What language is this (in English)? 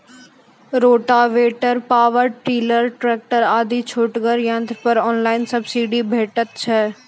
Maithili